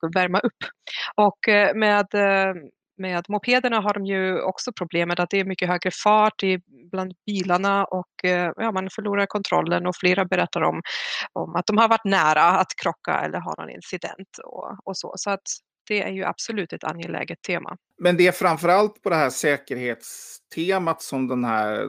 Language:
Swedish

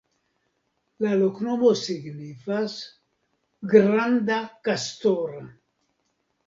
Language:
Esperanto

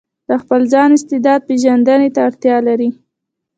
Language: Pashto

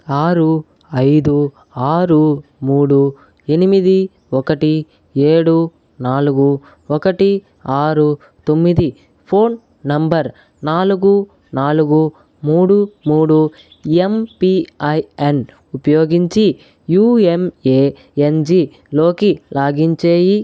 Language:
Telugu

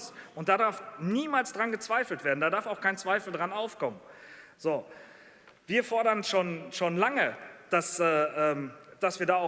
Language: German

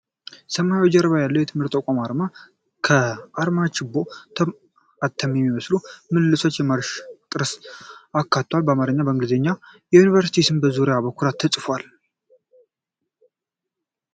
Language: Amharic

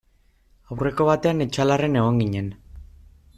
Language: Basque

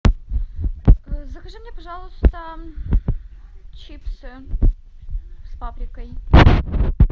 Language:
Russian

